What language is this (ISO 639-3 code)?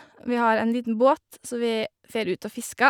nor